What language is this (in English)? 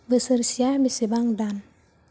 Bodo